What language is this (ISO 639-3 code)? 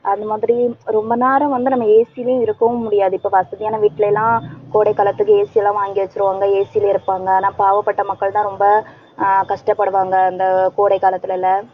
tam